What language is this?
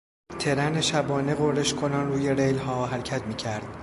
Persian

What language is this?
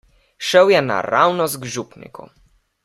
Slovenian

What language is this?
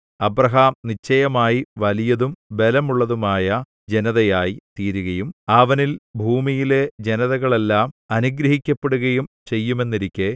Malayalam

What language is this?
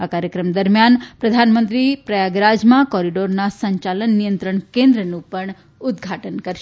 Gujarati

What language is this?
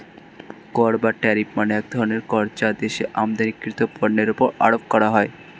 Bangla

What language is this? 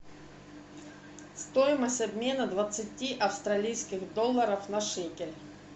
Russian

